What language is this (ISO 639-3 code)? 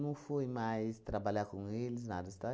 por